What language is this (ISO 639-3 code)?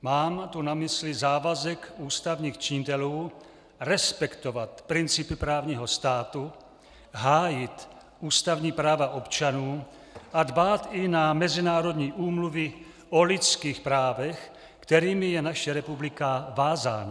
ces